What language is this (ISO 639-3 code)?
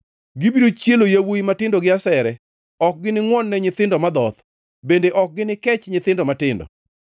luo